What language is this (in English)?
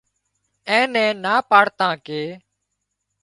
Wadiyara Koli